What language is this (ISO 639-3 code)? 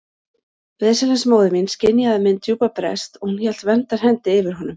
isl